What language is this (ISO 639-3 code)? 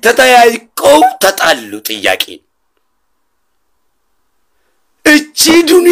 ara